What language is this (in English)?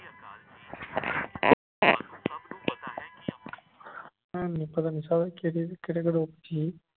Punjabi